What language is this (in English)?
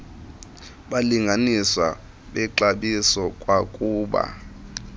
Xhosa